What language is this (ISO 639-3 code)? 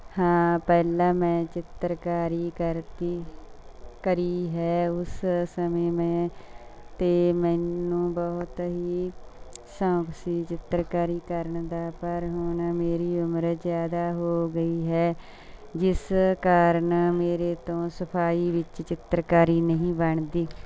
pan